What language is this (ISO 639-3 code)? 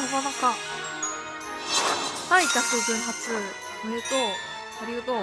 jpn